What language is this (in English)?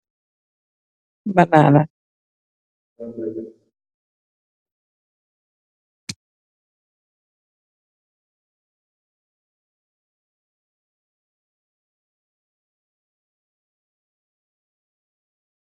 Wolof